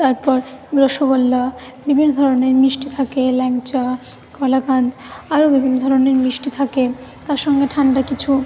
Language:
Bangla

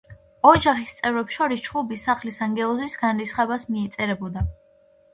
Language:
Georgian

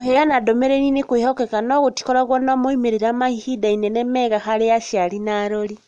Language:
Kikuyu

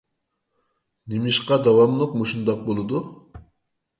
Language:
Uyghur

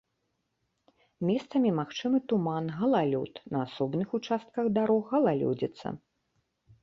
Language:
Belarusian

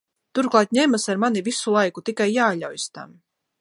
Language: Latvian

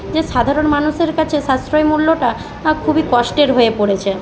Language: Bangla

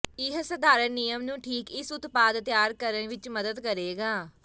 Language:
Punjabi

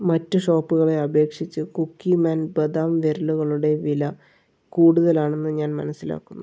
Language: Malayalam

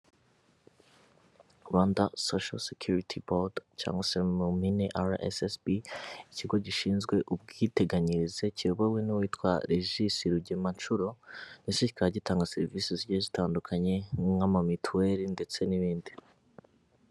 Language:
Kinyarwanda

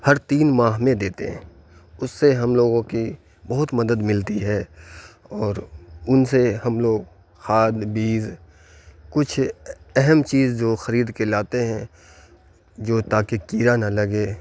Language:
Urdu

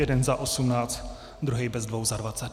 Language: Czech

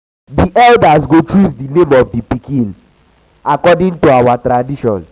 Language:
Nigerian Pidgin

